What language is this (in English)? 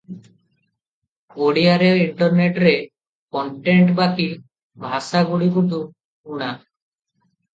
Odia